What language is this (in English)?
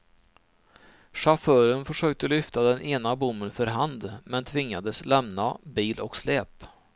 Swedish